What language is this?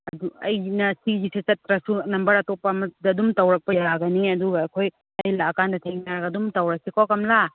Manipuri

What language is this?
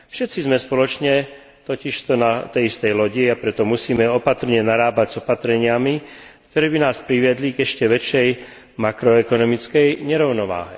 Slovak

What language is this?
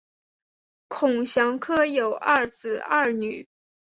Chinese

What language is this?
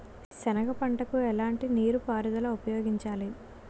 Telugu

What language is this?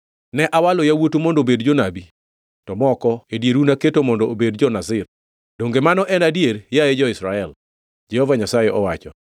Luo (Kenya and Tanzania)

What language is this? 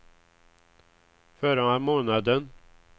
Swedish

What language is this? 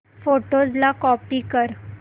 Marathi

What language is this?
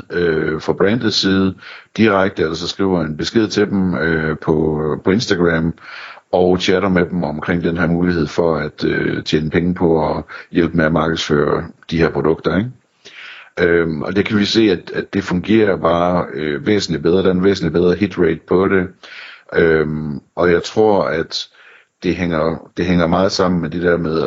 Danish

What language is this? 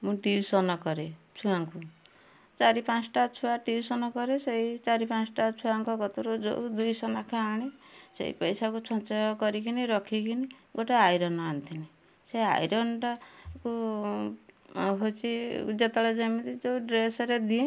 Odia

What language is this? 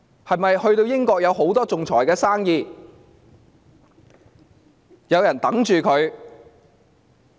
Cantonese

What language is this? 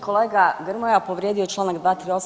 Croatian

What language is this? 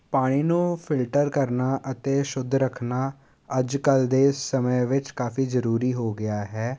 Punjabi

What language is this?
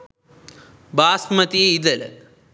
Sinhala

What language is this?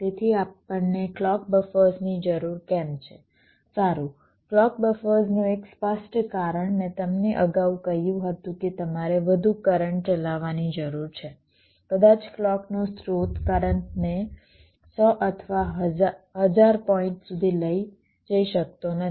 Gujarati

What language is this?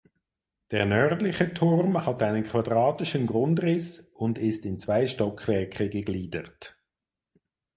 German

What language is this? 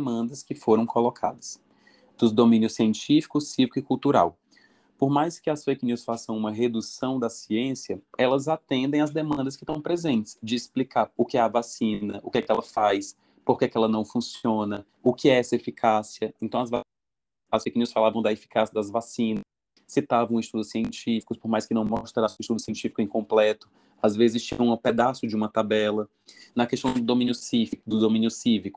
Portuguese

